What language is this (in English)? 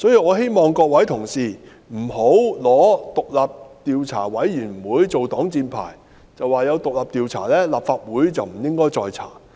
Cantonese